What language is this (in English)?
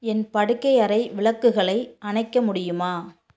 Tamil